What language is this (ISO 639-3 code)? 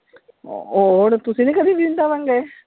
pan